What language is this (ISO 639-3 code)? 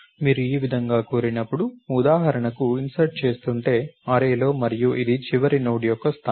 tel